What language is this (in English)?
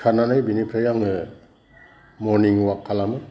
Bodo